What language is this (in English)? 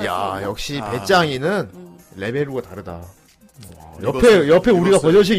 Korean